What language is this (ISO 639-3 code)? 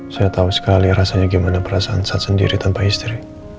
ind